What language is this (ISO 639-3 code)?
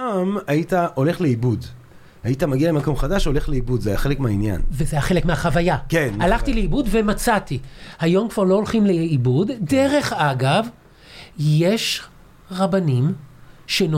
heb